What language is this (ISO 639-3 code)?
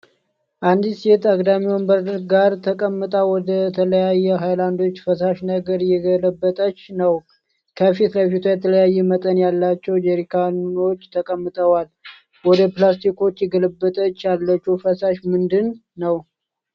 amh